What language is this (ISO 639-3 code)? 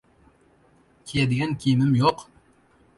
uzb